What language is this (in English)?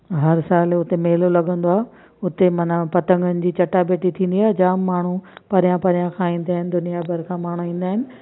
Sindhi